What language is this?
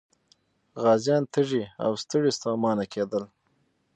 Pashto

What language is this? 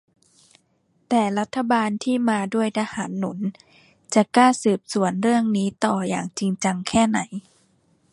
Thai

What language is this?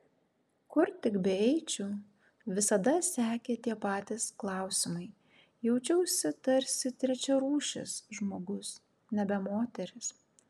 Lithuanian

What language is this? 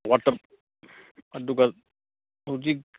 Manipuri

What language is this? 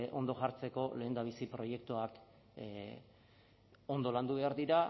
Basque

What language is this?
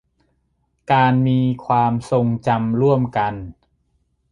Thai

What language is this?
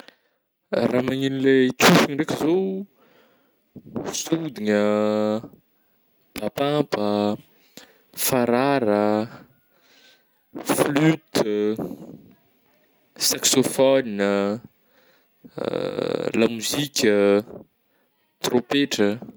Northern Betsimisaraka Malagasy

